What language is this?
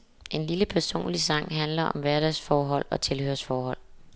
Danish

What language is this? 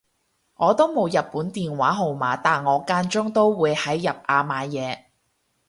Cantonese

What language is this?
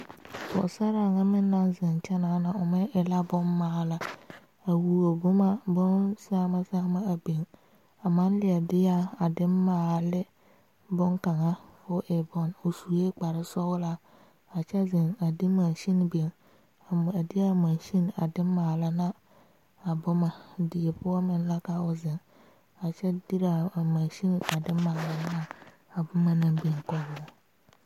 Southern Dagaare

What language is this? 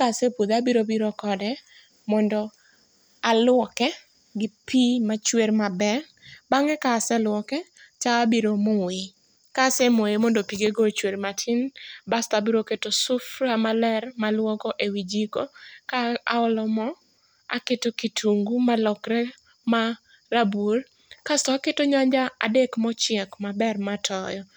Luo (Kenya and Tanzania)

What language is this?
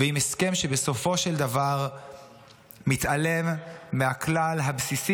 Hebrew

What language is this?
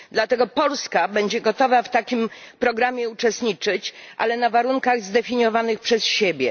Polish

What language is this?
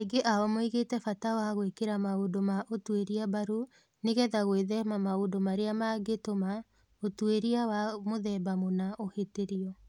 Kikuyu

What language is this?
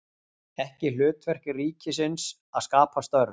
Icelandic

